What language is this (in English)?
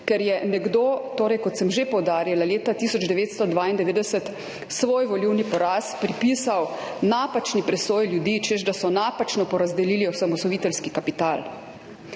Slovenian